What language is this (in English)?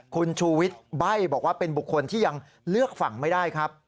Thai